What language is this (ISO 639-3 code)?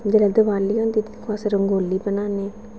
doi